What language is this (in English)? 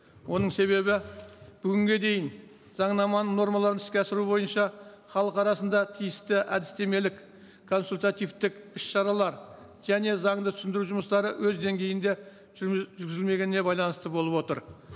Kazakh